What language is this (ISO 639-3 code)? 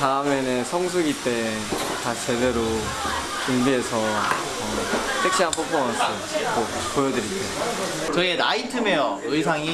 kor